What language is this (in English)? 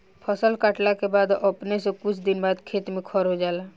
Bhojpuri